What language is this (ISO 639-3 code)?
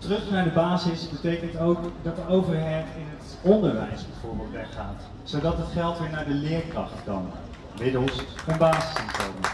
nld